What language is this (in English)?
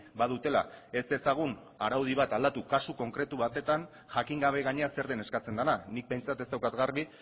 Basque